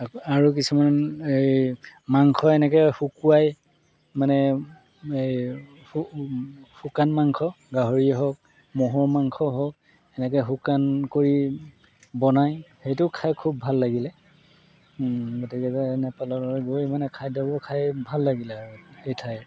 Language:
Assamese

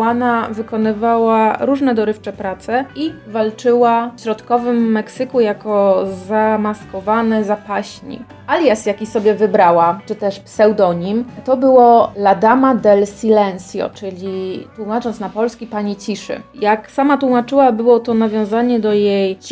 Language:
Polish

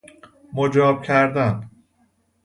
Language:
Persian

